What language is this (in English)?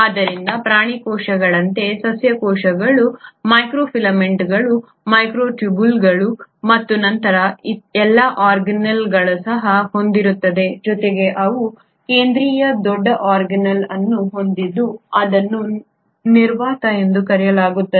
Kannada